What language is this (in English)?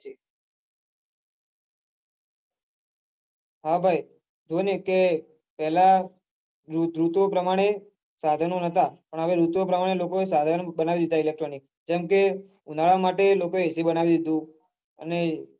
Gujarati